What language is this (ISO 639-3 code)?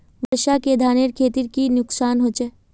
mag